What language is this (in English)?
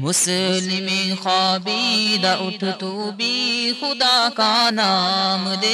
Urdu